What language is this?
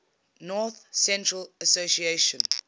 English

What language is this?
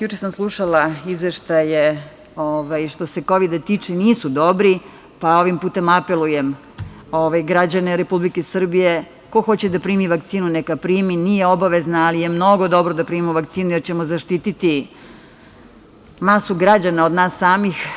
Serbian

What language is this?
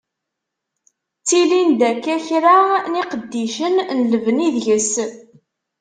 Kabyle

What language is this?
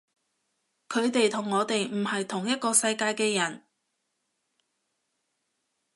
Cantonese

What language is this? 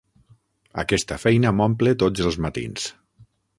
Catalan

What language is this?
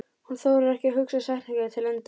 Icelandic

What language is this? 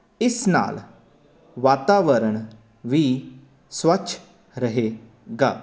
Punjabi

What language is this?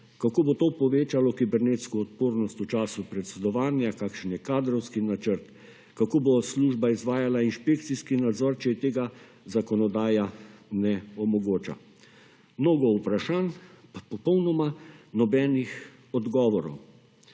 Slovenian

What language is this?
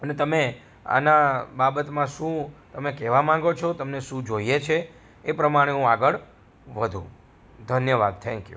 Gujarati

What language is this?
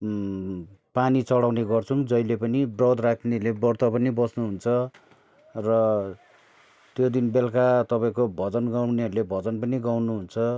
Nepali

